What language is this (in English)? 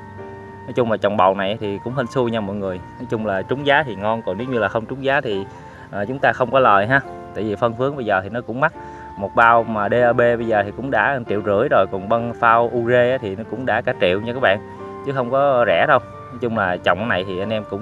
Vietnamese